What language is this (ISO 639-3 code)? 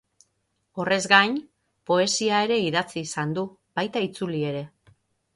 eus